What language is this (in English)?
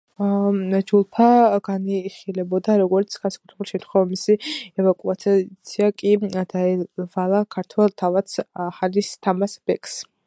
Georgian